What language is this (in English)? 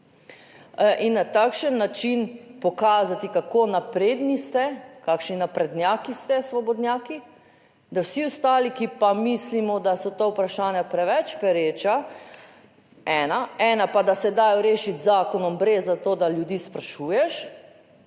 Slovenian